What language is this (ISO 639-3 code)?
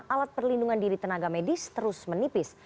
ind